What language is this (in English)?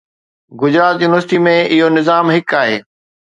Sindhi